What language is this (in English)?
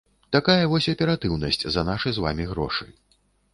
Belarusian